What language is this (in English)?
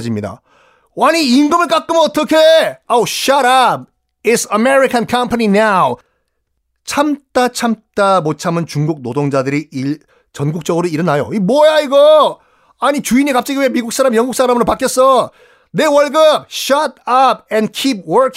Korean